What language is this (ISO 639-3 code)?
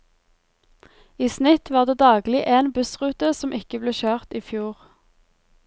nor